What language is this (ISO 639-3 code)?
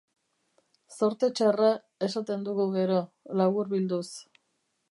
eus